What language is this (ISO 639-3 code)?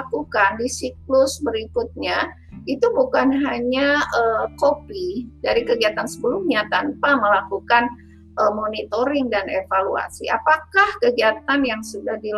ind